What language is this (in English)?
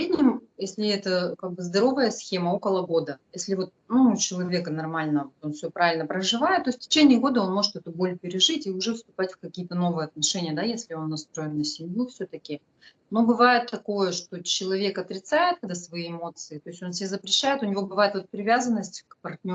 Russian